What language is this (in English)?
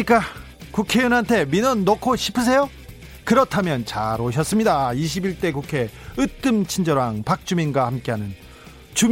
Korean